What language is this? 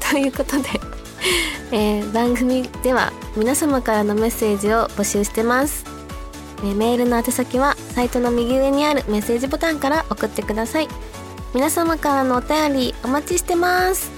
Japanese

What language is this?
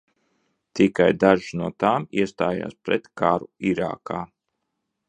Latvian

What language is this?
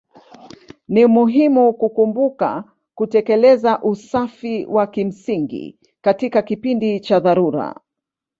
Swahili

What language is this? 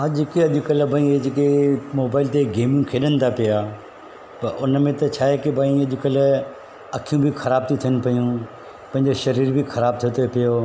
Sindhi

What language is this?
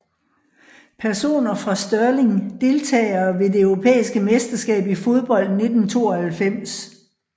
Danish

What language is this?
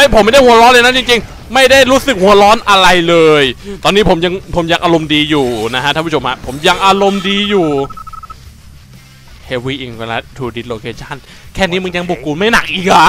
Thai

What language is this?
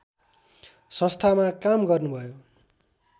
Nepali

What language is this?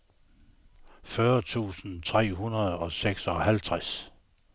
Danish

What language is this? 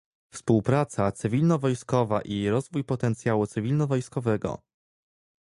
Polish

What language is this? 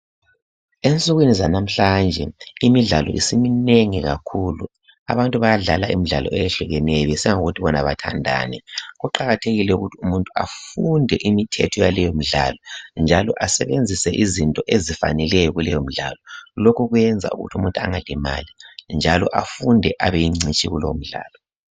North Ndebele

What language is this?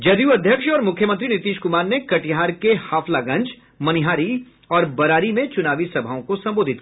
Hindi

